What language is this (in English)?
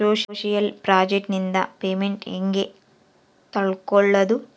Kannada